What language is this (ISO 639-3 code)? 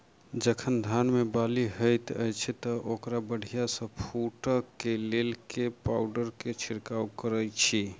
mai